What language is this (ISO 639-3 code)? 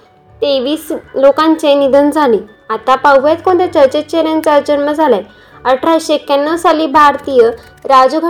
mar